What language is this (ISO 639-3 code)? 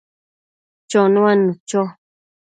mcf